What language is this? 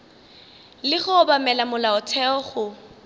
Northern Sotho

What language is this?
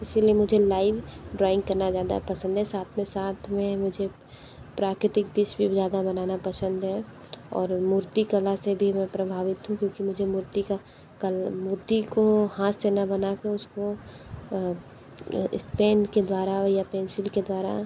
Hindi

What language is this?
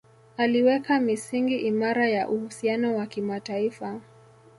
Swahili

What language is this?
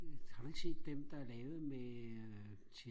Danish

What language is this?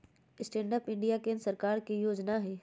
Magahi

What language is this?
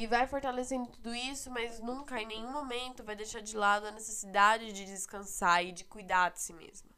Portuguese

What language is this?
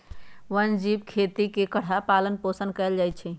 Magahi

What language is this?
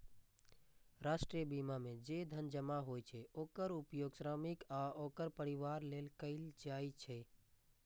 Maithili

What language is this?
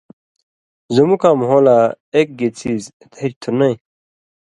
Indus Kohistani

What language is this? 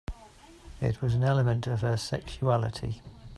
English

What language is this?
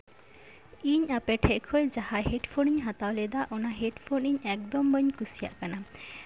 Santali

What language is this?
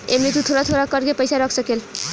Bhojpuri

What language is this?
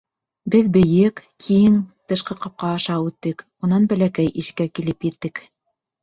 Bashkir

